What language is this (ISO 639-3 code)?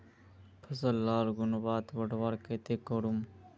mag